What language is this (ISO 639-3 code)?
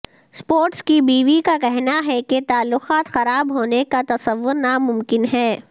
urd